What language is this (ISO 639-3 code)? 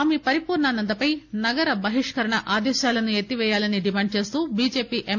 tel